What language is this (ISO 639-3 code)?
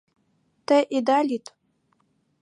chm